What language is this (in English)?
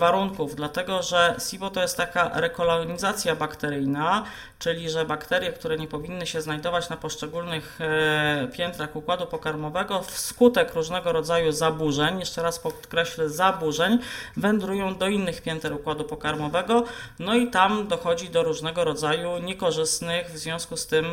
Polish